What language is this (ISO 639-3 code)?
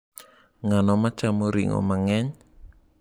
luo